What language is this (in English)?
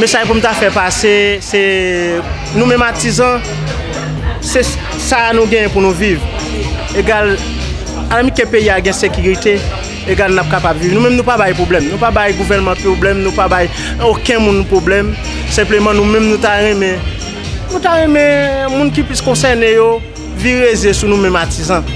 French